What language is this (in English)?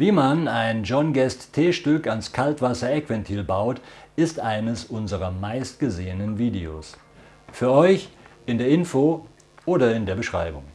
German